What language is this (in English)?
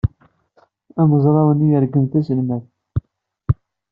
Kabyle